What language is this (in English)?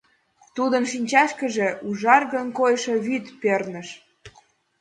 Mari